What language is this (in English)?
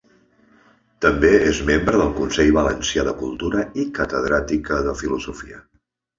Catalan